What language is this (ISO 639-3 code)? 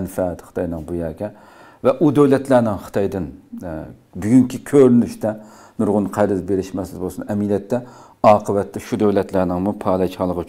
tur